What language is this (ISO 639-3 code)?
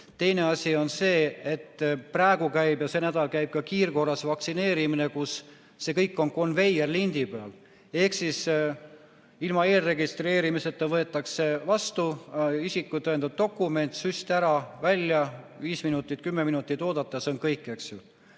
est